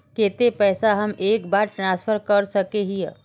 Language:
Magahi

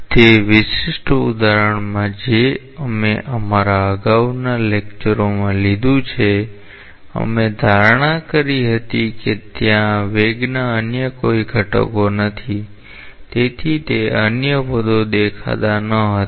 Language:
Gujarati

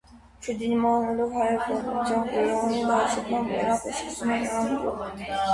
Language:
Armenian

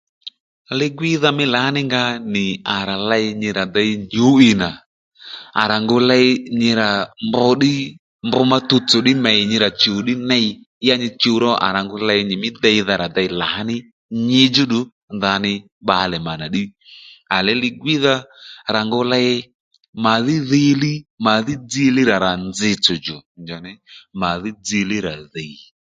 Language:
Lendu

